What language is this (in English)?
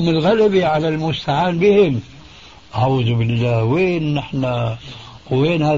Arabic